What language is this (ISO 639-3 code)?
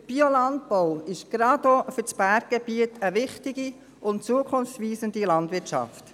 gsw